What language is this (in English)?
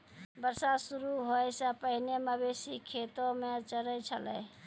Maithili